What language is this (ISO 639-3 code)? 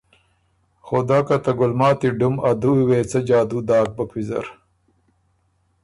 oru